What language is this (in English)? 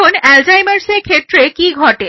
Bangla